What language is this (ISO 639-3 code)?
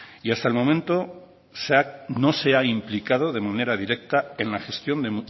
spa